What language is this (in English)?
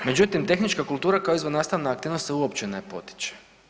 Croatian